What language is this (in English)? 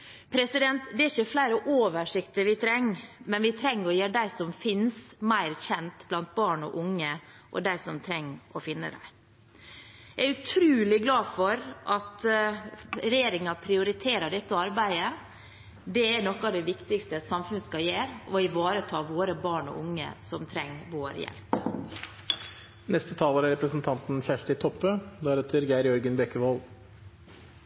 Norwegian Bokmål